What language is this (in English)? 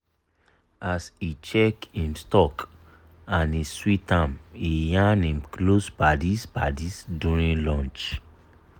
Nigerian Pidgin